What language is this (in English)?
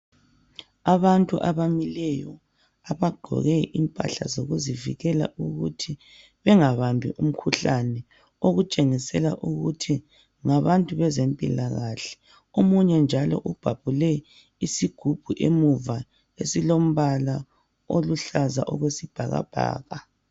North Ndebele